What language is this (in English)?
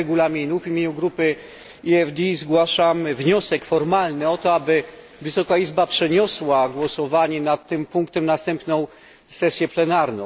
Polish